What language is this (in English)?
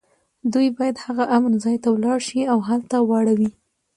Pashto